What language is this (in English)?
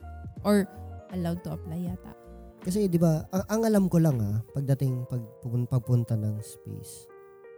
Filipino